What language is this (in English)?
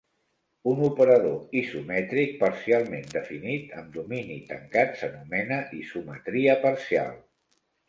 Catalan